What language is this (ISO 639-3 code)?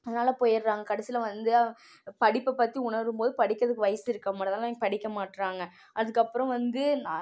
tam